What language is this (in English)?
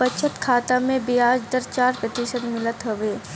Bhojpuri